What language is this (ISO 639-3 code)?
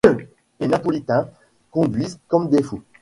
fra